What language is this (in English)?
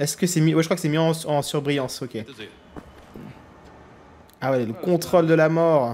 French